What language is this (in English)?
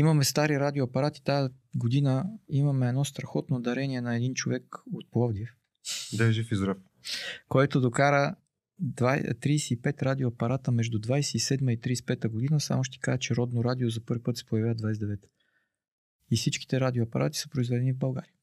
Bulgarian